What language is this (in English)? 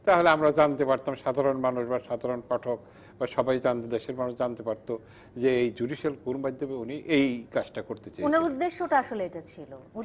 Bangla